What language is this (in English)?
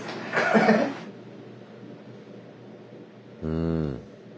Japanese